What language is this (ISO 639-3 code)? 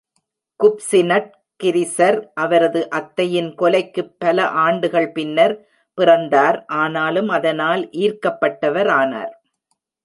tam